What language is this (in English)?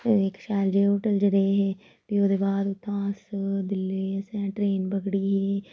Dogri